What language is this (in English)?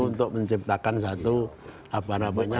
Indonesian